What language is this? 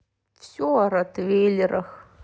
Russian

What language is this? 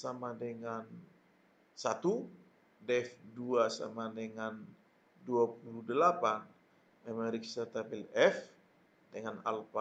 Indonesian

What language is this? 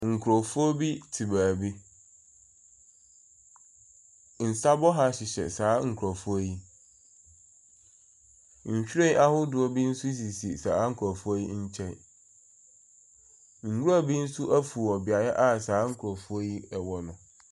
Akan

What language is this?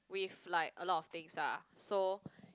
English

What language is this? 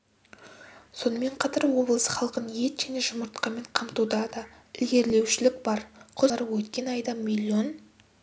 Kazakh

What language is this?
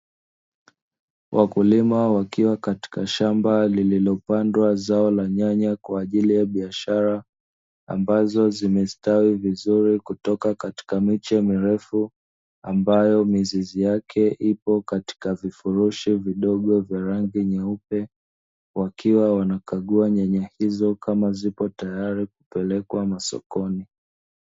Swahili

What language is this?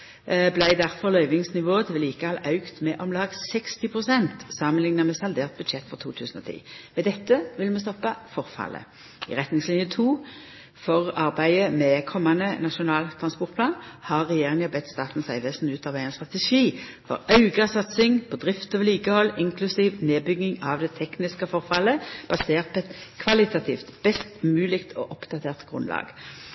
Norwegian Nynorsk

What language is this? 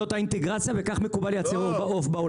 Hebrew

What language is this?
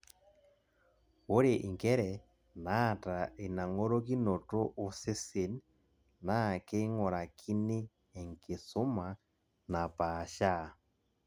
Masai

